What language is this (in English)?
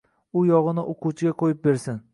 Uzbek